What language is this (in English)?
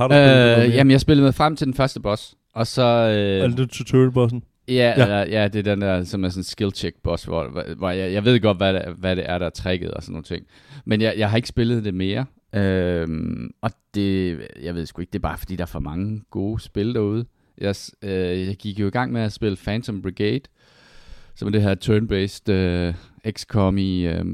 Danish